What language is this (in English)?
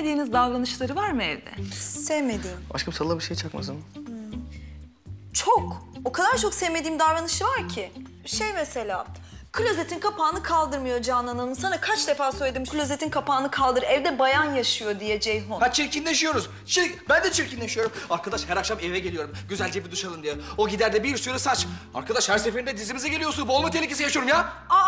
Turkish